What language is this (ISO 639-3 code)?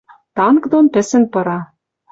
mrj